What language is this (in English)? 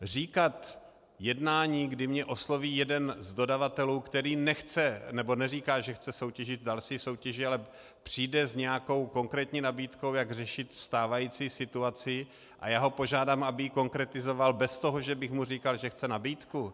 Czech